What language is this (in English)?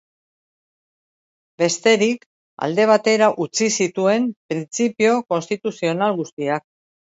Basque